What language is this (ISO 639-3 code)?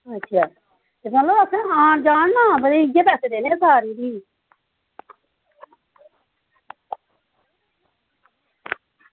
doi